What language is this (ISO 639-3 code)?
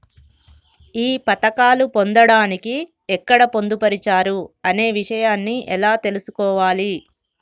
tel